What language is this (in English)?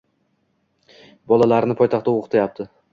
Uzbek